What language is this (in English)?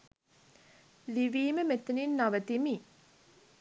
Sinhala